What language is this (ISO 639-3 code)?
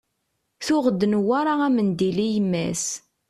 kab